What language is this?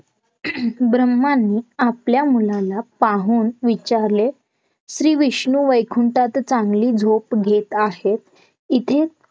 Marathi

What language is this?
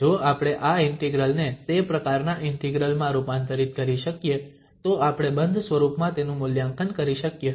Gujarati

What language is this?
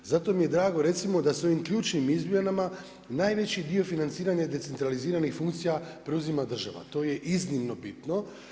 Croatian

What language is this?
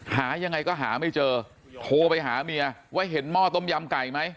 Thai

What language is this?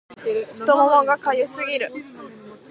Japanese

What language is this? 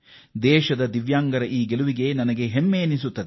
Kannada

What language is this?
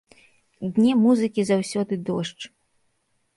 Belarusian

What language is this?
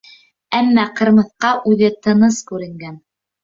Bashkir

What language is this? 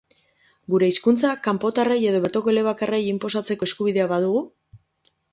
Basque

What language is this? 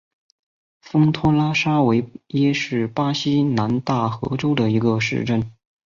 Chinese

